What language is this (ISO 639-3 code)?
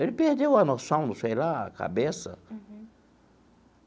por